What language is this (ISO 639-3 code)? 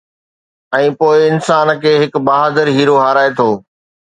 snd